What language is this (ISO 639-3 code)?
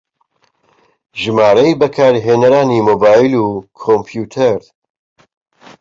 ckb